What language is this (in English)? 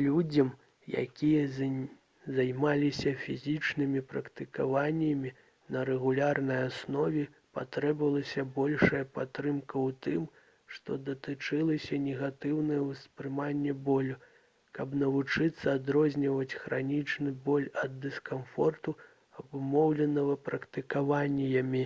Belarusian